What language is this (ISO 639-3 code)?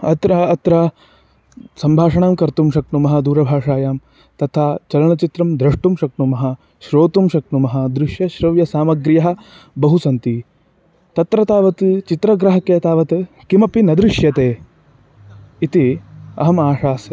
san